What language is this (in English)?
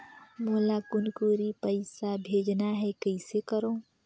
Chhattisgarhi